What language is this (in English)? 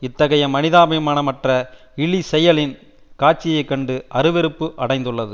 Tamil